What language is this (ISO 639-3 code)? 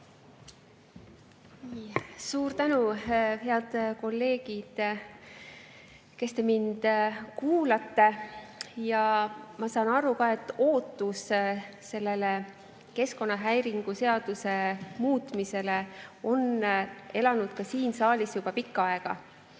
est